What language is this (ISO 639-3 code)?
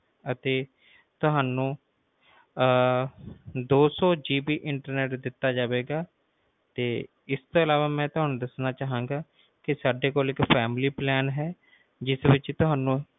pan